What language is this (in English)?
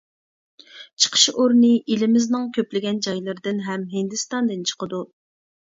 Uyghur